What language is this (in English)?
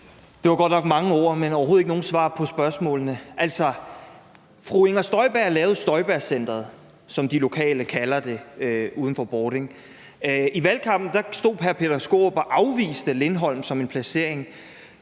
Danish